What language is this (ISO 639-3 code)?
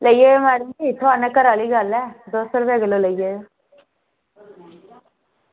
doi